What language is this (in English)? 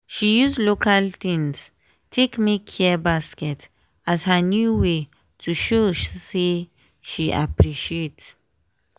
Nigerian Pidgin